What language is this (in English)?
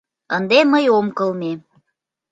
Mari